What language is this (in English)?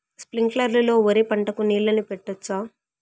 Telugu